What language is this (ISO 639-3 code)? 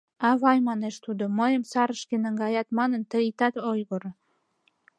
chm